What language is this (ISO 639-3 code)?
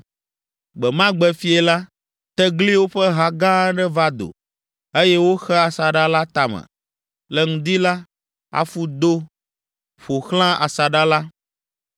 ewe